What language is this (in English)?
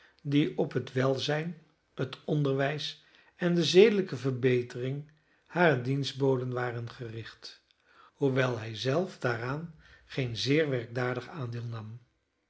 Dutch